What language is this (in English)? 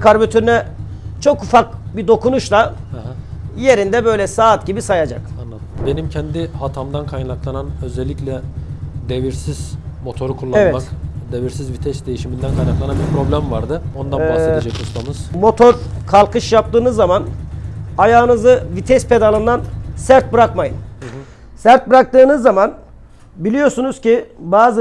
Turkish